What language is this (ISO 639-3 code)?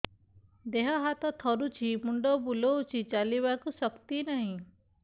ori